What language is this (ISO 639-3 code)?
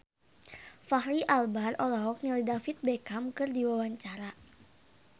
sun